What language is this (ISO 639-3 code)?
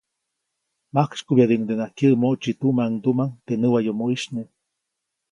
zoc